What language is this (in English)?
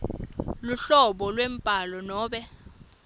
Swati